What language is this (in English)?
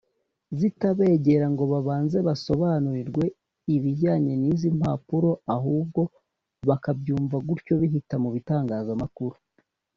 Kinyarwanda